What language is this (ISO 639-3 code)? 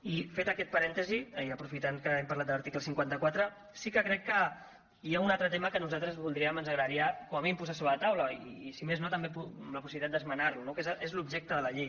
cat